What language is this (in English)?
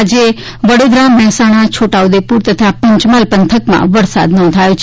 Gujarati